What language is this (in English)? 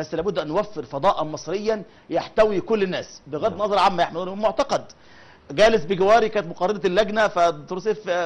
Arabic